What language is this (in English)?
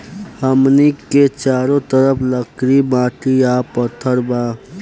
Bhojpuri